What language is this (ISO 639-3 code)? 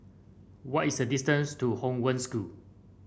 eng